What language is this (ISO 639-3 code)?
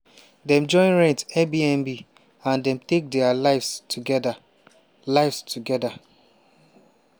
pcm